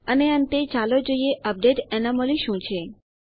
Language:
Gujarati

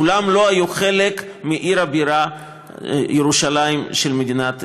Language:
Hebrew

